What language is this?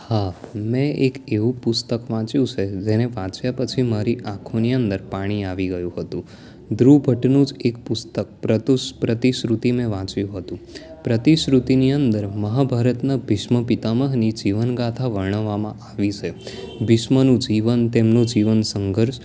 Gujarati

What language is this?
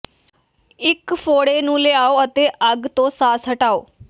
Punjabi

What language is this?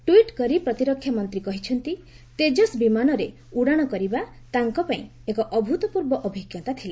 Odia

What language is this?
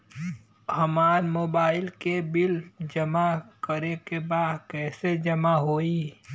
Bhojpuri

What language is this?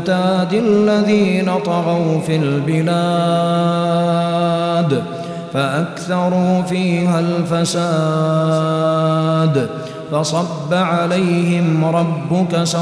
Arabic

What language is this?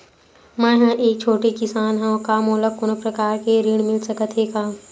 Chhattisgarhi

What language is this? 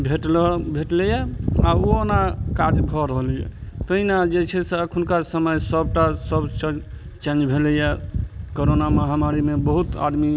Maithili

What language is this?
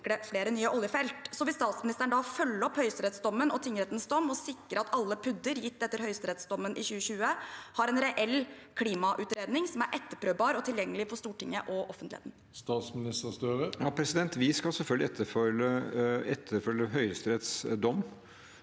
Norwegian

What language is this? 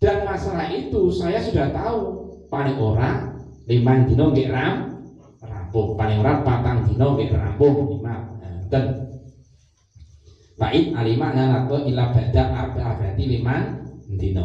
Indonesian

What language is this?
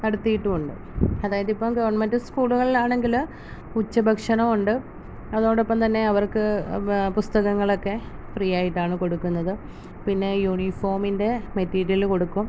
Malayalam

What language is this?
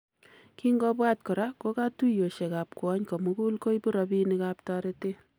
Kalenjin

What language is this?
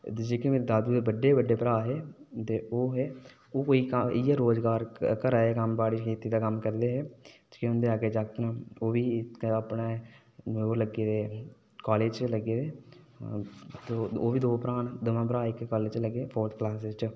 Dogri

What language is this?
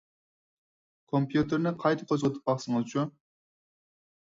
Uyghur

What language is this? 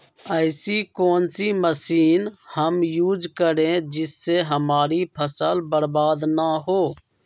Magahi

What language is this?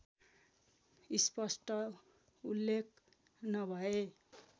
Nepali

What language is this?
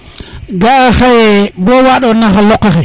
Serer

